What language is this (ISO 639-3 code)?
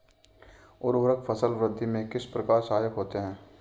hin